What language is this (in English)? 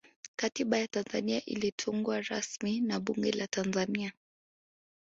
Swahili